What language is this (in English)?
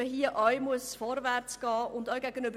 Swiss German